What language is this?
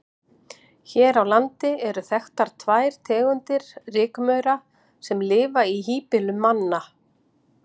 Icelandic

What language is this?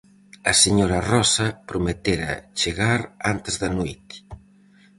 Galician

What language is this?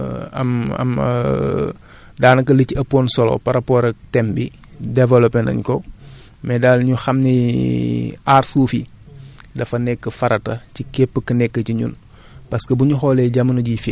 Wolof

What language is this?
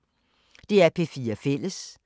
Danish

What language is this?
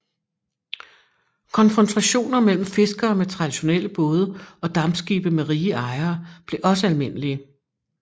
Danish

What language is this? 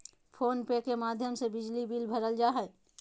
Magahi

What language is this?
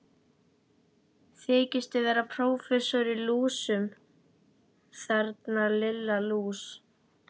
Icelandic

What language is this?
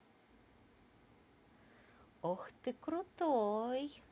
Russian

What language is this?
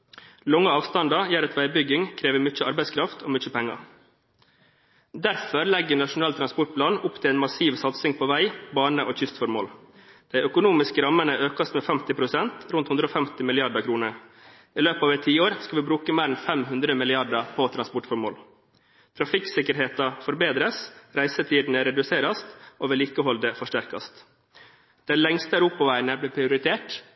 Norwegian Bokmål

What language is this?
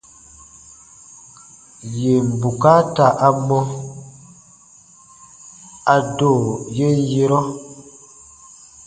Baatonum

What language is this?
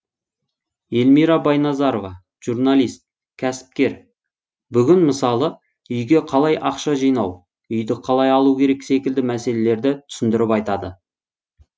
Kazakh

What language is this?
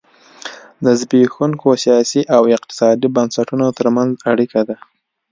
Pashto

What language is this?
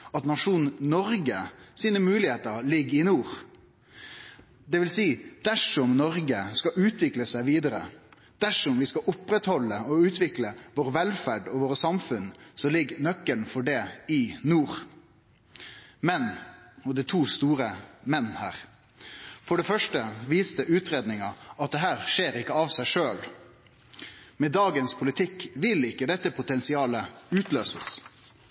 Norwegian Nynorsk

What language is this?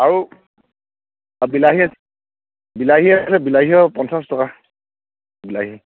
Assamese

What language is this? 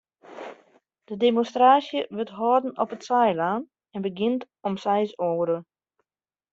Western Frisian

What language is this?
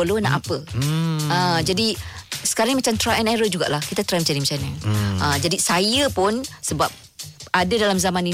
Malay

